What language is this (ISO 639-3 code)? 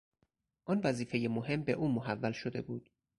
fas